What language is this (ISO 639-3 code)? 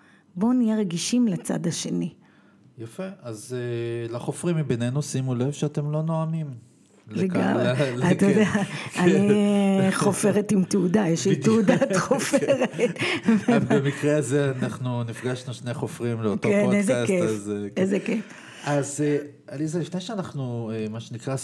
heb